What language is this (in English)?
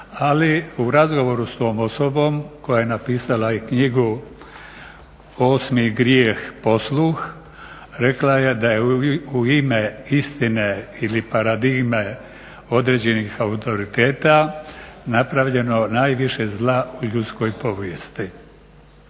Croatian